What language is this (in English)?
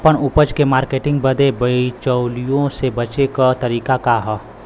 Bhojpuri